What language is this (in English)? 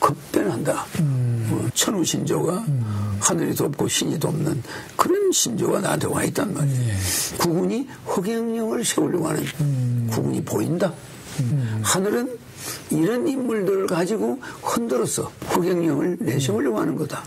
Korean